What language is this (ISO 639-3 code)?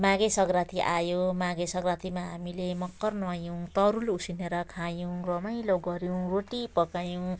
nep